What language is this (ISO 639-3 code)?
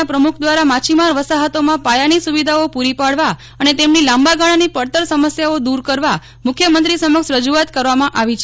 guj